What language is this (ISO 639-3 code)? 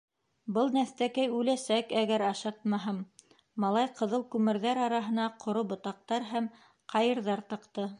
bak